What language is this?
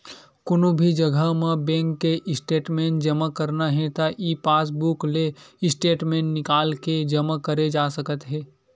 Chhattisgarhi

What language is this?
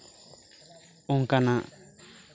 Santali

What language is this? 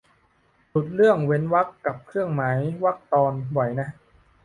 Thai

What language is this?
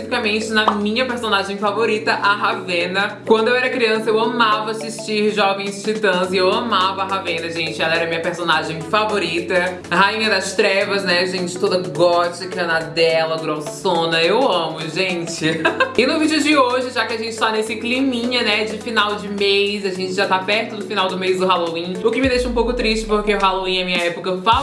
Portuguese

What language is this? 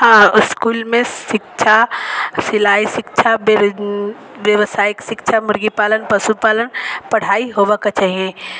Maithili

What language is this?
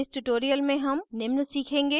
Hindi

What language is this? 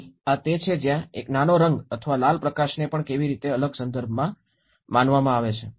Gujarati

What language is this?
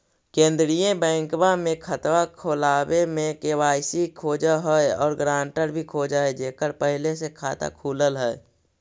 Magahi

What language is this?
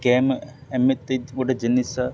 Odia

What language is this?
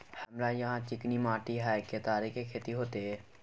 Maithili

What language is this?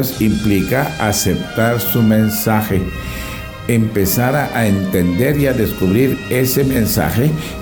Spanish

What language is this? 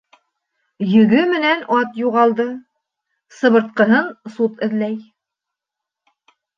Bashkir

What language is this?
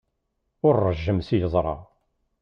Kabyle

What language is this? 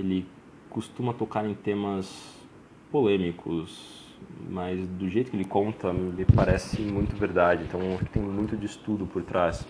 Portuguese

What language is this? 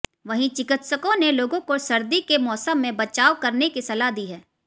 Hindi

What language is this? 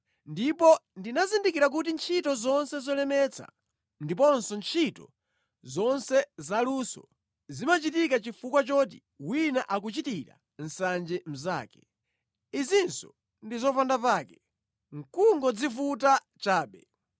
Nyanja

